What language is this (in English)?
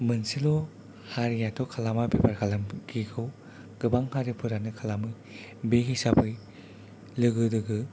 Bodo